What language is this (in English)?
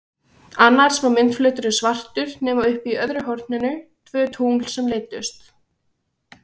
Icelandic